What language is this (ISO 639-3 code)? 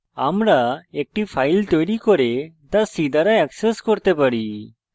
ben